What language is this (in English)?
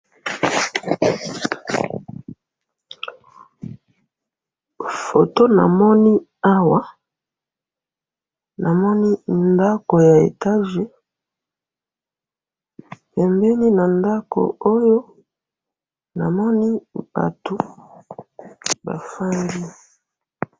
Lingala